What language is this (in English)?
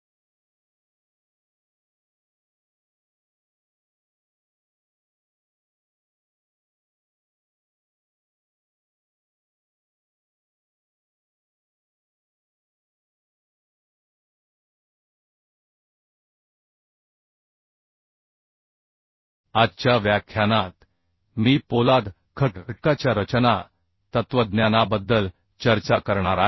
Marathi